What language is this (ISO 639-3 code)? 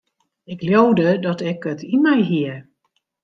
fry